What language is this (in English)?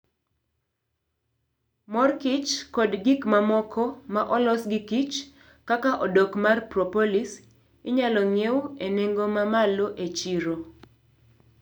Luo (Kenya and Tanzania)